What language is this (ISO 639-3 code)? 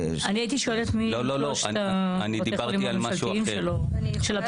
heb